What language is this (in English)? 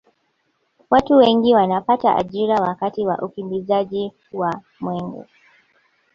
Swahili